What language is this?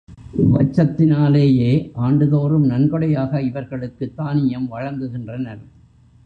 Tamil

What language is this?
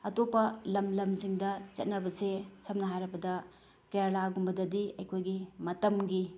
Manipuri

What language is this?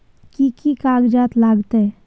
Maithili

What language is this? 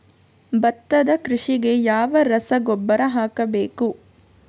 Kannada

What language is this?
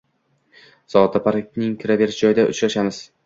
Uzbek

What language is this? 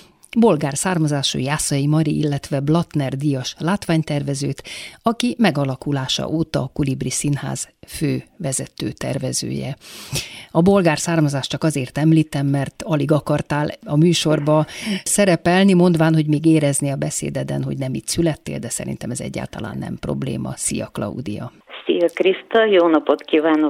Hungarian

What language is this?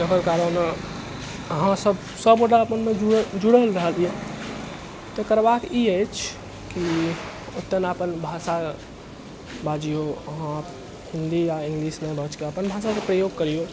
Maithili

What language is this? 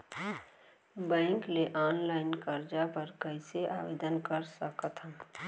Chhattisgarhi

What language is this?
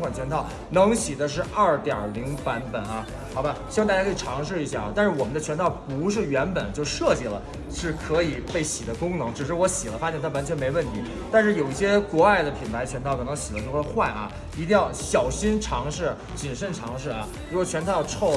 Chinese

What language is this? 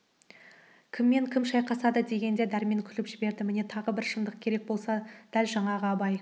Kazakh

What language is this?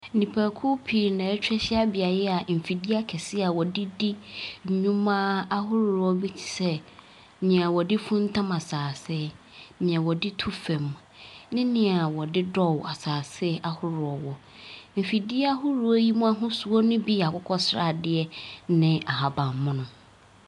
Akan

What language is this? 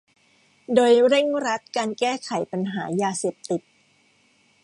Thai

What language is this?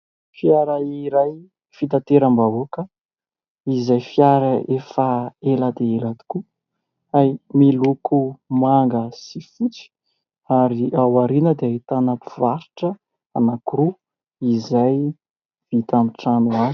Malagasy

